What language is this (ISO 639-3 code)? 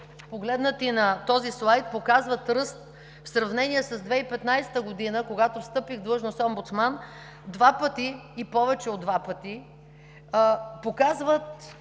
bul